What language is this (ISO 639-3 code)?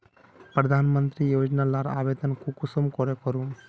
mag